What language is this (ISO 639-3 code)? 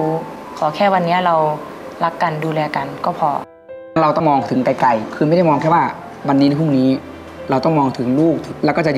tha